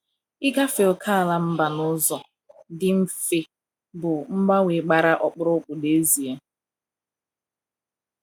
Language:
Igbo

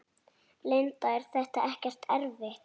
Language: Icelandic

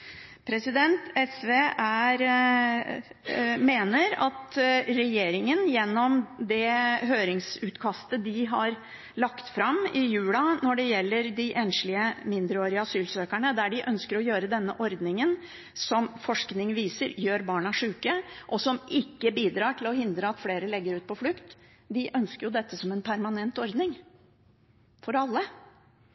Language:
Norwegian Bokmål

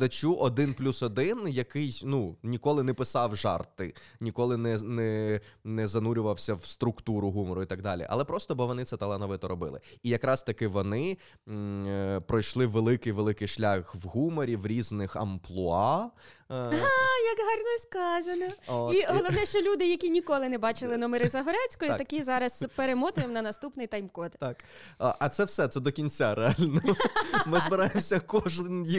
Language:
Ukrainian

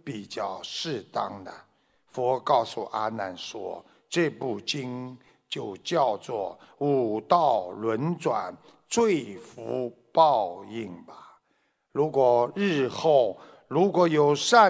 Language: Chinese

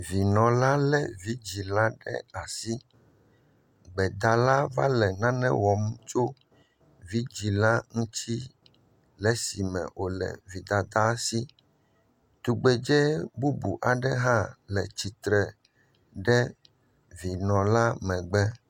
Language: Ewe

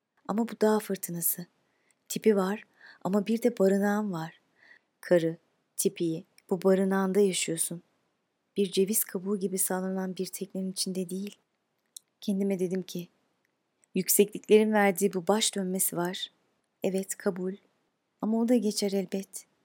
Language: Turkish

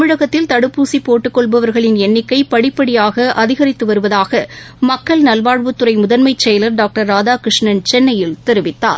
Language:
Tamil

